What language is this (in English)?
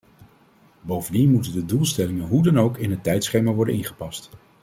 Dutch